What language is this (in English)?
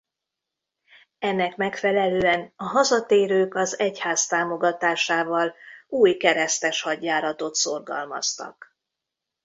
Hungarian